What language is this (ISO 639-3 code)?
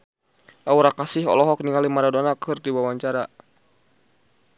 sun